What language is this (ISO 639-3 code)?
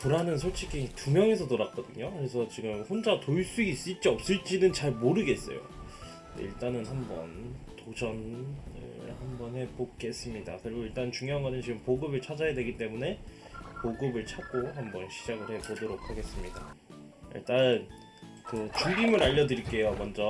kor